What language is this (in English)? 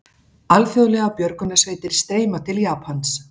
Icelandic